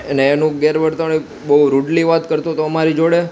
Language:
Gujarati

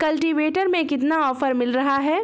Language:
Hindi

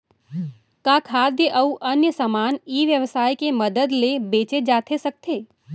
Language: Chhattisgarhi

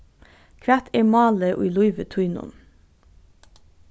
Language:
Faroese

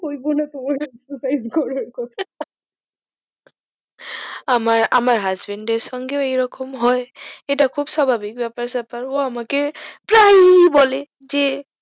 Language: Bangla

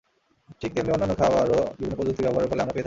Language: Bangla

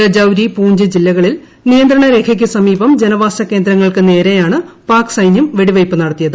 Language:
Malayalam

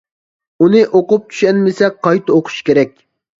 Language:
Uyghur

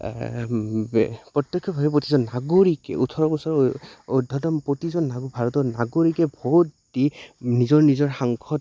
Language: Assamese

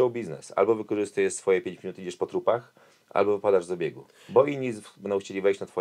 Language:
Polish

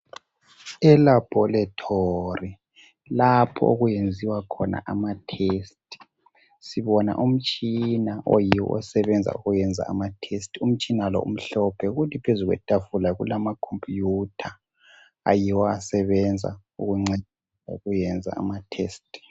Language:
North Ndebele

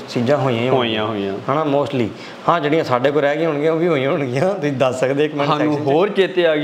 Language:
Punjabi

